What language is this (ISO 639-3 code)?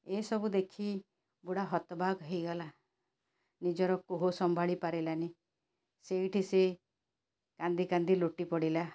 ori